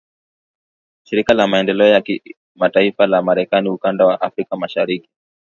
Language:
Swahili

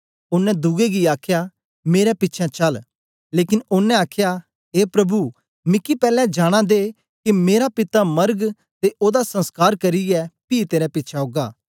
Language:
Dogri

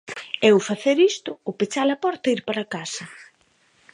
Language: Galician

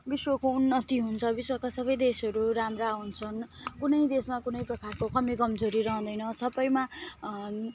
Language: Nepali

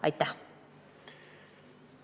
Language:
Estonian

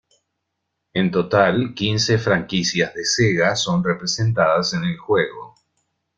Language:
Spanish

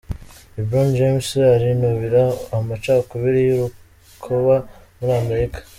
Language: Kinyarwanda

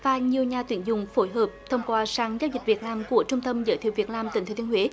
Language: Vietnamese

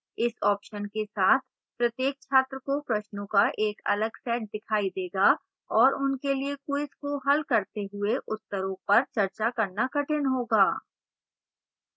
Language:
Hindi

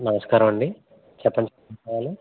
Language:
Telugu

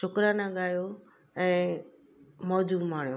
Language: Sindhi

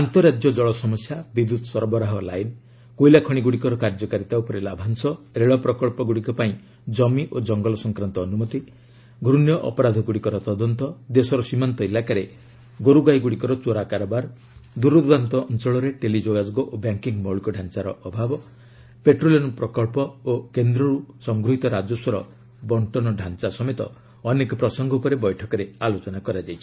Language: Odia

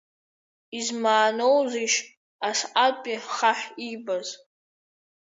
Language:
Abkhazian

